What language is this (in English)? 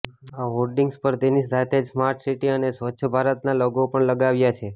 Gujarati